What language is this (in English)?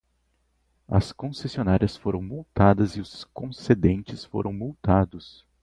Portuguese